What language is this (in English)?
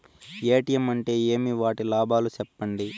Telugu